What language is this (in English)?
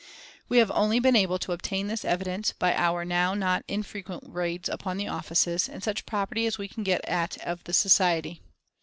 English